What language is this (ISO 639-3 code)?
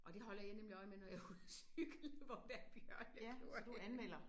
dan